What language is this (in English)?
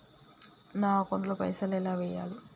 Telugu